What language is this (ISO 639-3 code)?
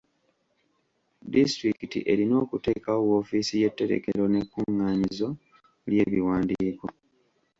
lug